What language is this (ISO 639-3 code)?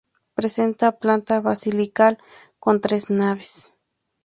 spa